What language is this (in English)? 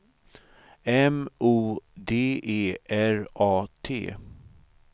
Swedish